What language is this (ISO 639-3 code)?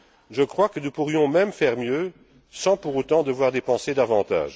fra